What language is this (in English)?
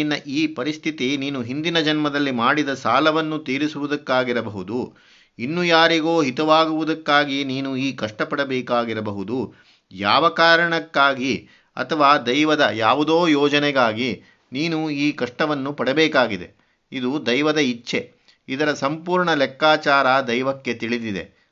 Kannada